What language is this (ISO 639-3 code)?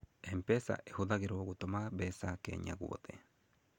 kik